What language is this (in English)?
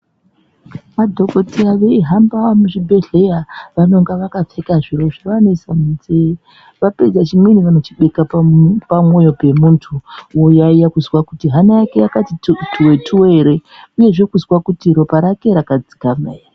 Ndau